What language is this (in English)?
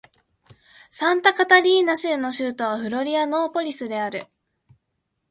Japanese